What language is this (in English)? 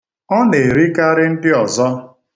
Igbo